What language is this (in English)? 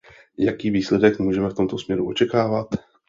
Czech